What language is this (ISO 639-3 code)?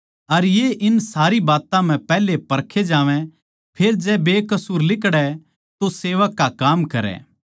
bgc